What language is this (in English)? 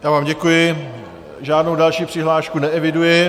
Czech